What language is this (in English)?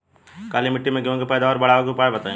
Bhojpuri